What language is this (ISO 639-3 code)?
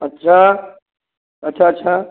hin